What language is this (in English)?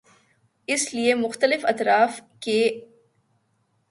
Urdu